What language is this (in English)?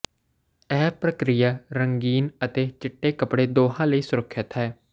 Punjabi